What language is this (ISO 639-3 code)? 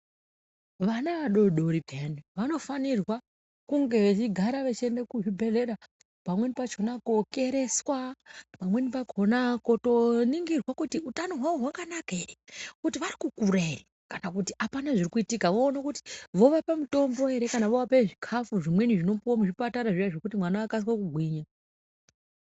ndc